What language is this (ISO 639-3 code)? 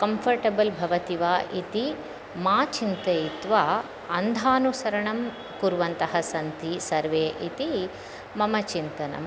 san